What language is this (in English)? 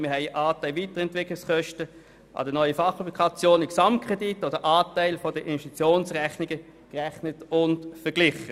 Swiss German